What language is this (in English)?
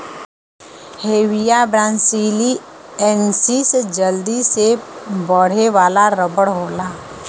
Bhojpuri